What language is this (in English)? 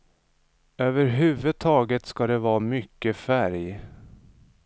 Swedish